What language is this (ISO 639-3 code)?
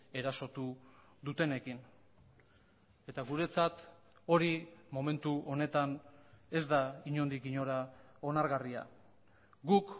eus